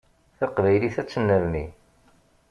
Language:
Kabyle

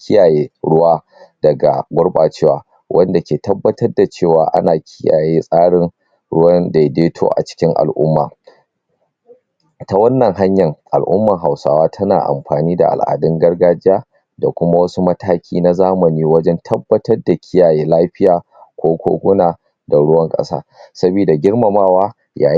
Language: Hausa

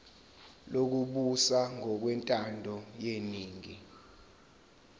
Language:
Zulu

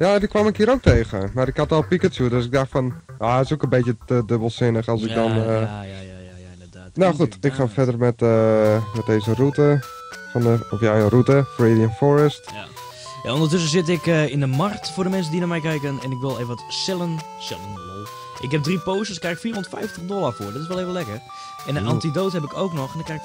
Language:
Dutch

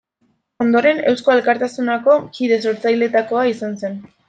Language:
Basque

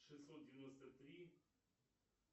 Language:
Russian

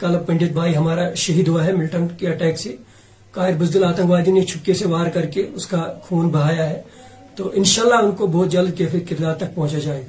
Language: Urdu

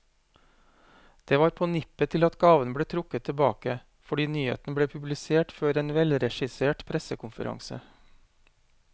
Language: Norwegian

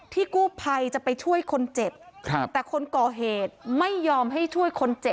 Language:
Thai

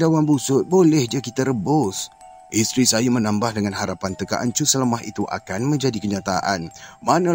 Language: Malay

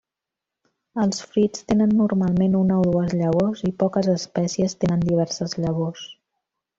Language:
Catalan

